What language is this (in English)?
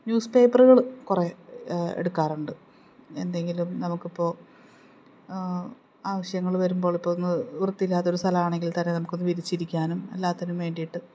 Malayalam